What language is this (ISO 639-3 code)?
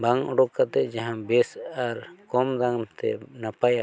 sat